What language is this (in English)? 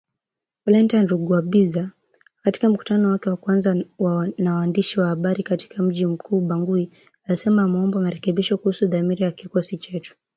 Swahili